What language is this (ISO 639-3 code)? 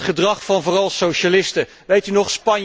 nld